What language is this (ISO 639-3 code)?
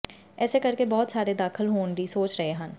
pan